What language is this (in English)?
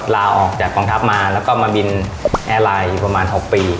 Thai